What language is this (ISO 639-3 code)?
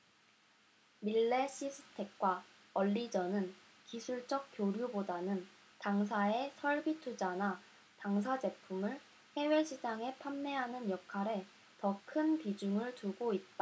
kor